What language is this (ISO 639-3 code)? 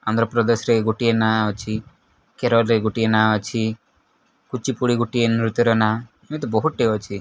ori